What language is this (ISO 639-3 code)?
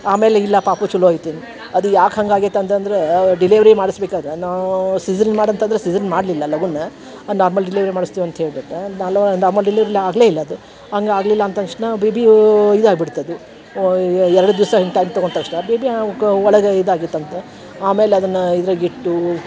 kan